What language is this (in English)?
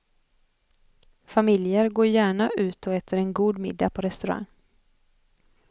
Swedish